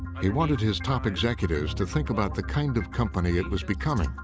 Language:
English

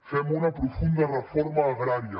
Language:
Catalan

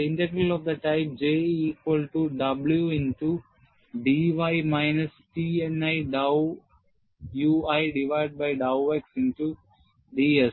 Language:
Malayalam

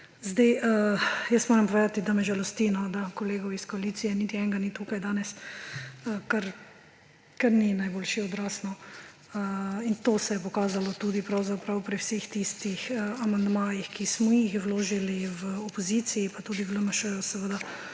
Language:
Slovenian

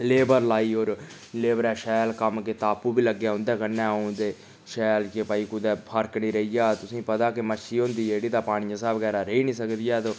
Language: Dogri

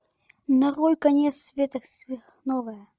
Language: Russian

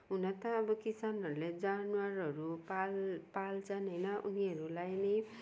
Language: Nepali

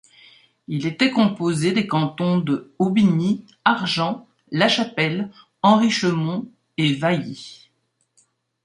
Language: French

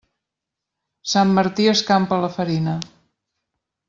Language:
Catalan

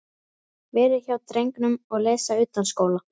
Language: Icelandic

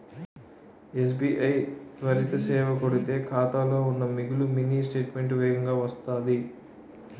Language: Telugu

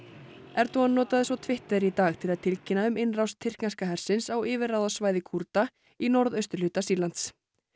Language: Icelandic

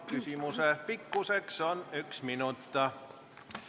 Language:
Estonian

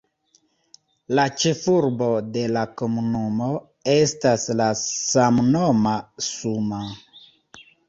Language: Esperanto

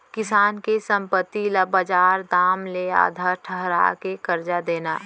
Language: Chhattisgarhi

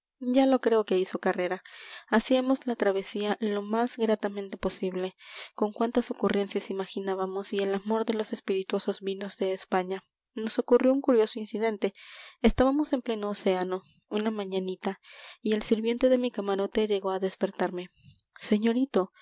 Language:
Spanish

